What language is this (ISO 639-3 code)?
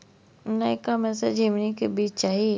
mai